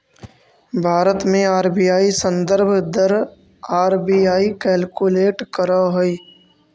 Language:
Magahi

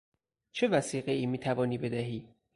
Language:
Persian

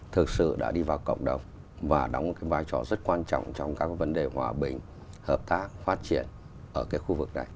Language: Vietnamese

